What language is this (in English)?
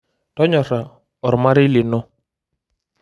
Masai